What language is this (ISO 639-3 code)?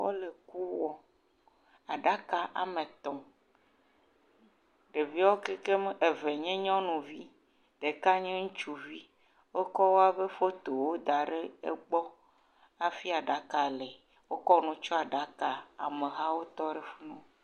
ewe